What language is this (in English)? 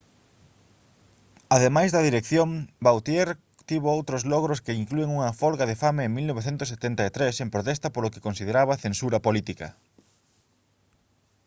Galician